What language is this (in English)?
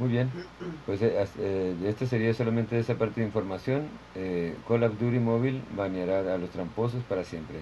Spanish